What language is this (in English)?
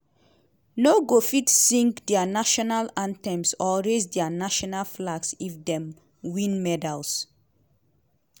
Nigerian Pidgin